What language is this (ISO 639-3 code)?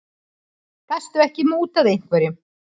isl